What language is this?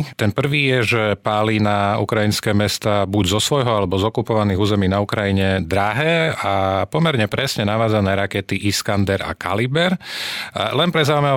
Slovak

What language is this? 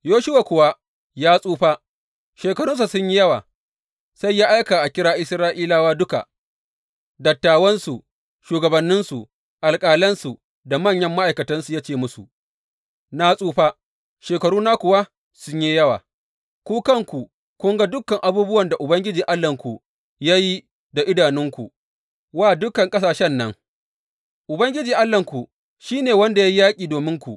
Hausa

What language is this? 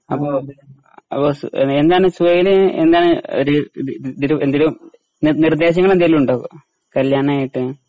Malayalam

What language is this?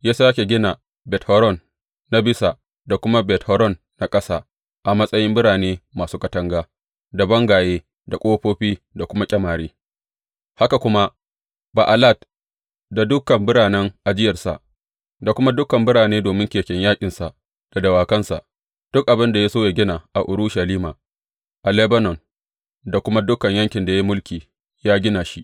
Hausa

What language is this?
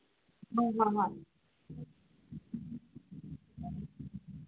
Manipuri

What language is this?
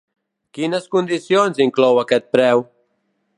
Catalan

